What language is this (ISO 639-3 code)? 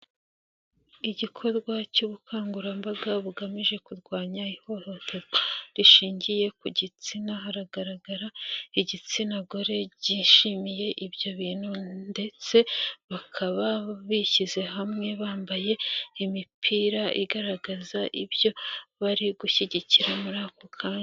kin